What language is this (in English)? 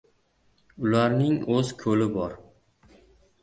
Uzbek